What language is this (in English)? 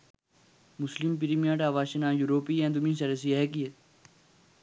Sinhala